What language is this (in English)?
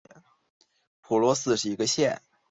Chinese